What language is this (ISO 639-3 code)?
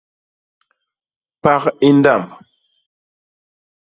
bas